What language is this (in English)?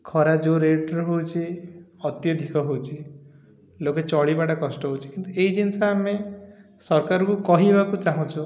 Odia